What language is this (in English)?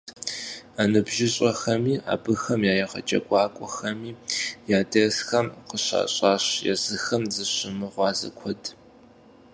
Kabardian